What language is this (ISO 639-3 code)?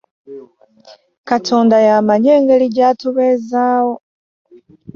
lug